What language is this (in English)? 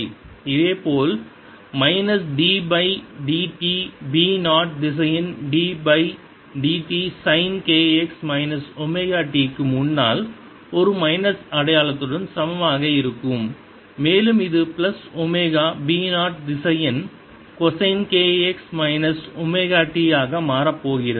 Tamil